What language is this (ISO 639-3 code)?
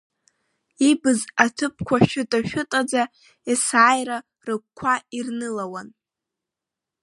abk